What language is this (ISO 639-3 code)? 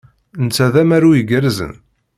kab